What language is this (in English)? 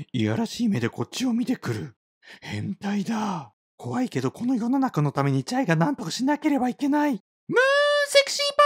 Japanese